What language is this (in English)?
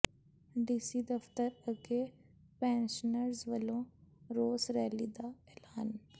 Punjabi